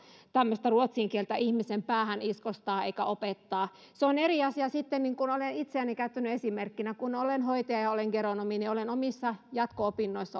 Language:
Finnish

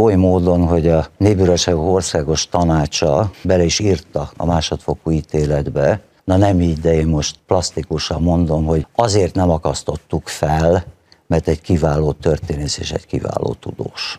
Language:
Hungarian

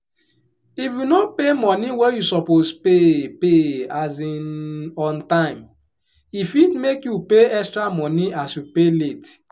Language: Nigerian Pidgin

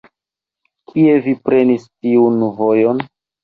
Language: Esperanto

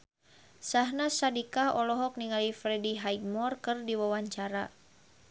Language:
Sundanese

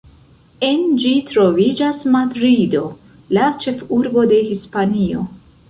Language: Esperanto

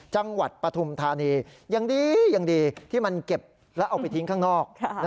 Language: Thai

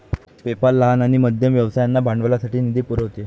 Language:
Marathi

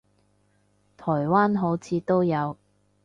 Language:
Cantonese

